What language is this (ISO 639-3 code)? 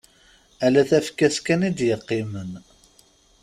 kab